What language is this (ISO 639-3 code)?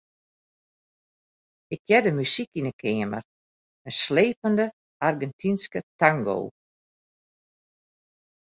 fry